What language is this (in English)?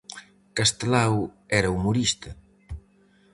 Galician